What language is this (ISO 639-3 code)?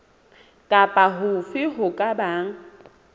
sot